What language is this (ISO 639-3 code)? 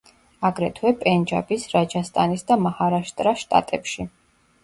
kat